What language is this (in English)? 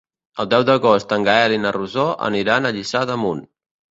Catalan